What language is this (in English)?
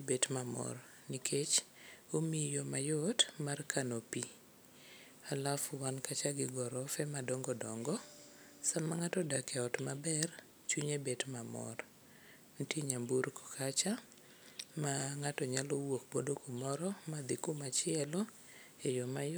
Luo (Kenya and Tanzania)